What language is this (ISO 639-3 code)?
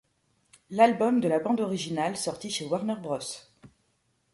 fra